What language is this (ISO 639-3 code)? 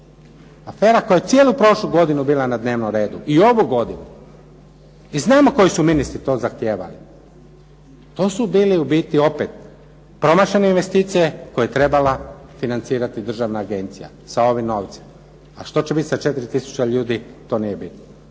hrv